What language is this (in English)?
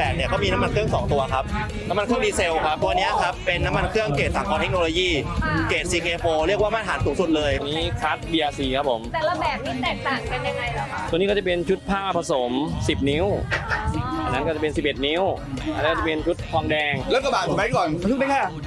Thai